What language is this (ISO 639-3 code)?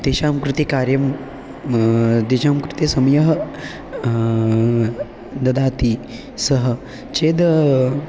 san